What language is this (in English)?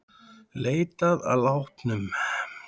Icelandic